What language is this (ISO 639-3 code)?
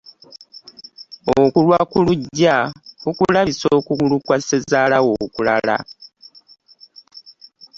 lug